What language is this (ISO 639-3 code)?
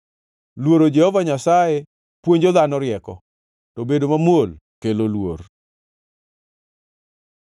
luo